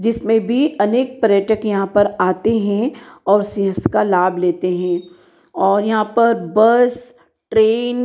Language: Hindi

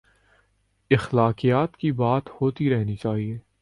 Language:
Urdu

